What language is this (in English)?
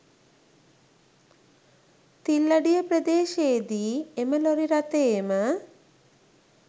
Sinhala